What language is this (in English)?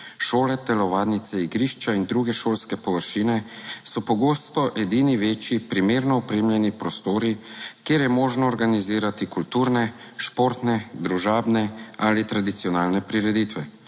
Slovenian